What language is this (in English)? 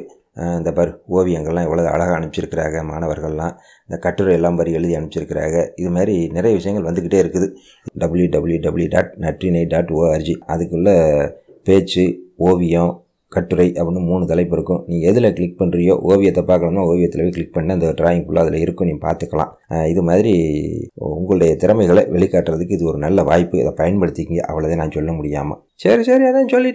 Indonesian